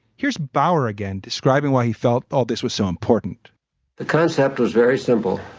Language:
English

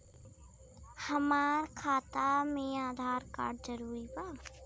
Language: Bhojpuri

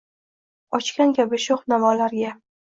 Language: Uzbek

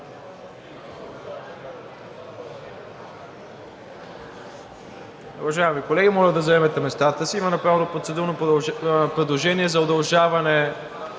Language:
Bulgarian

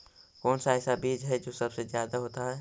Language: Magahi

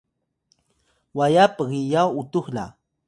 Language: Atayal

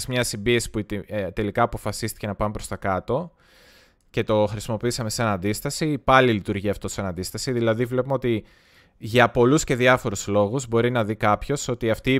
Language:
Greek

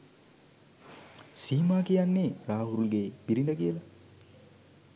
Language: Sinhala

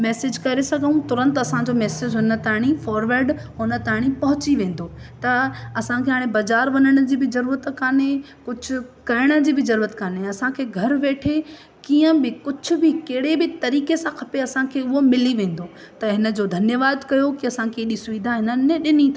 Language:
Sindhi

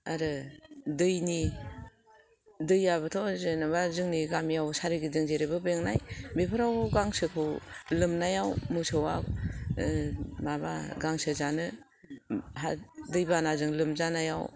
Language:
Bodo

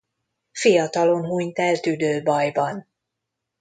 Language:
Hungarian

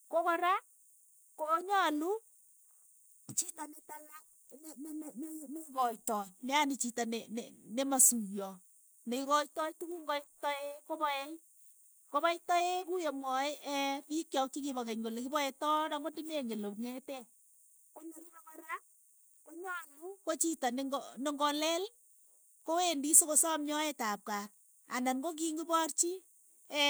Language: Keiyo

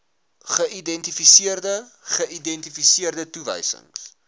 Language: Afrikaans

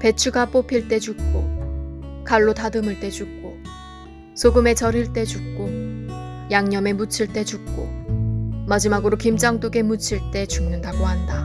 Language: Korean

